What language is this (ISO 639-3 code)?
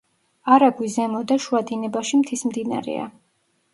kat